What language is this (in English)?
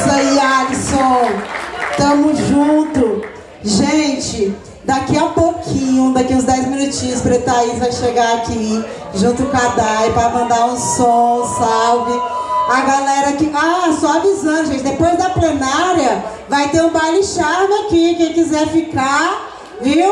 Portuguese